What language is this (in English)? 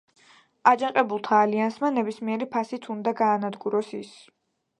Georgian